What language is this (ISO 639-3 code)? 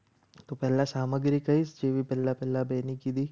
guj